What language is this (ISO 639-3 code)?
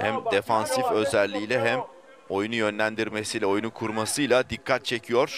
tur